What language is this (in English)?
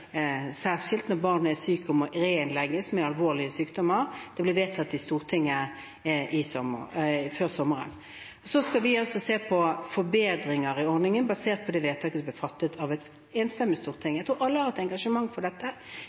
Norwegian Bokmål